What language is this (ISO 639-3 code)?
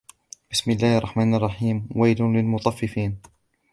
ara